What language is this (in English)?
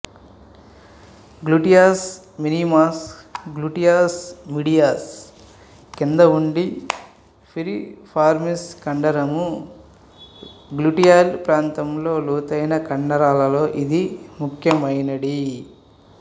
Telugu